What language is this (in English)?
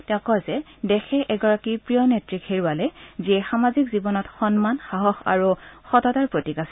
Assamese